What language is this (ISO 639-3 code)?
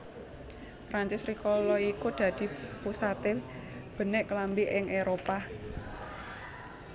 jav